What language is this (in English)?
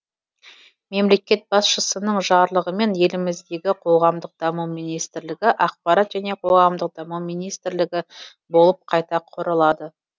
Kazakh